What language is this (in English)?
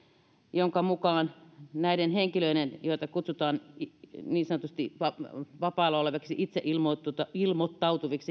Finnish